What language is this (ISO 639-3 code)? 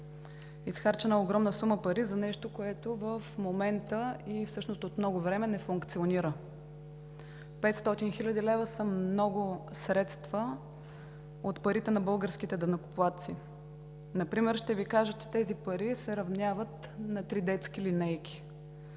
bul